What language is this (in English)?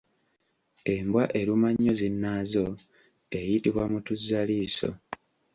Ganda